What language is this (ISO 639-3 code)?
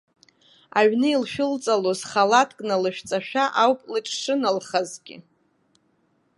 abk